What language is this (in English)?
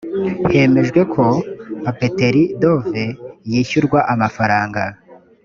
Kinyarwanda